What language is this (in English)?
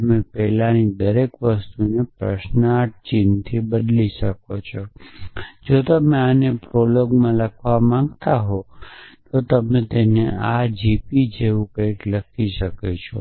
Gujarati